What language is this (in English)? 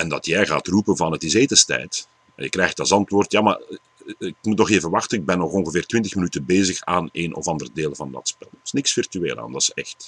Dutch